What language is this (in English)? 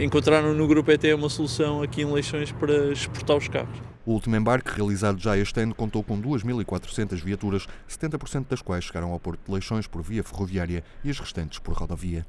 Portuguese